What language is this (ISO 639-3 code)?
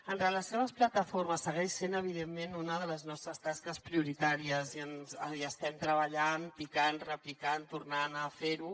cat